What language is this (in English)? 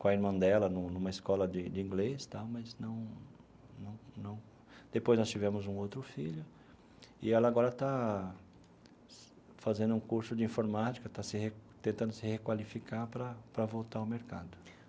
Portuguese